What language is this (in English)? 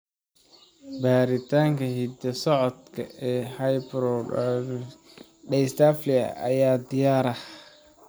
Somali